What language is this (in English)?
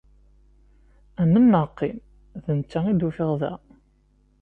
Kabyle